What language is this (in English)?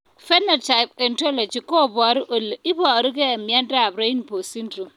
Kalenjin